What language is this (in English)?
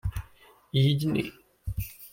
Hungarian